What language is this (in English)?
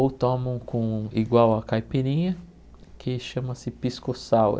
Portuguese